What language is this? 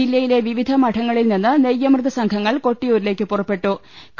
Malayalam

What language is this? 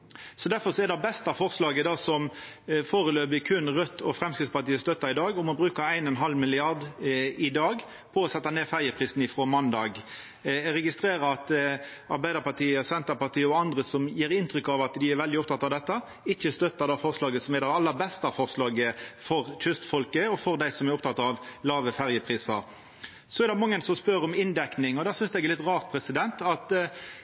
Norwegian Nynorsk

